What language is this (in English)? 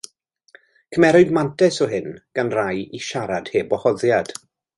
Welsh